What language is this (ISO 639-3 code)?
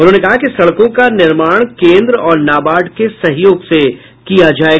hin